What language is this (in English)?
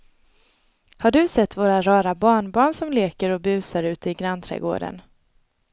Swedish